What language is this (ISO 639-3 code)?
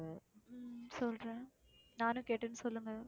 tam